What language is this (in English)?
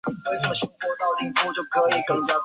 Chinese